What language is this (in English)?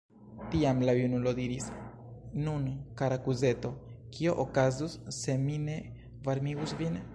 Esperanto